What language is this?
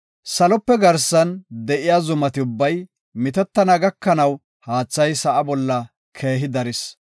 Gofa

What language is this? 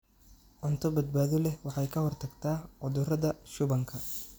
Somali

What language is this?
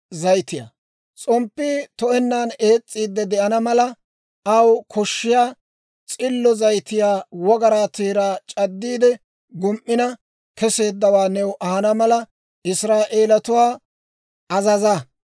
Dawro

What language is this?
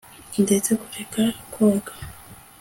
Kinyarwanda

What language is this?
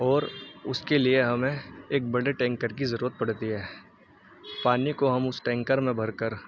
Urdu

